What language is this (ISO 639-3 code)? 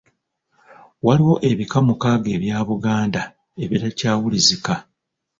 lug